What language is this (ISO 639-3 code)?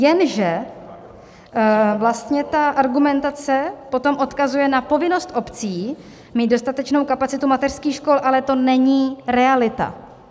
ces